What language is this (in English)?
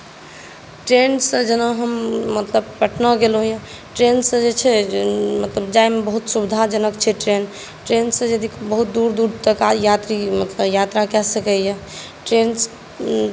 Maithili